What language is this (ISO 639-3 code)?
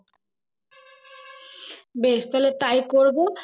ben